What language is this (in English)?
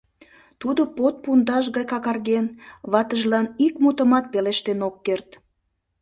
Mari